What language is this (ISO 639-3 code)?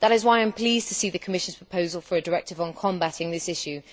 eng